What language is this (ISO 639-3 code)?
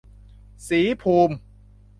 tha